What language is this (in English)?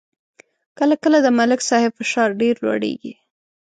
Pashto